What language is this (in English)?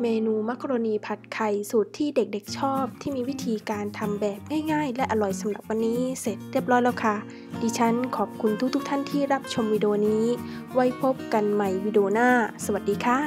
Thai